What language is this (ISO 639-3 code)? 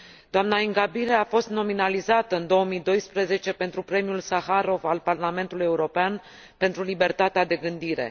ron